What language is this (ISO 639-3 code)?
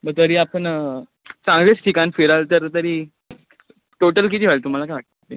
mar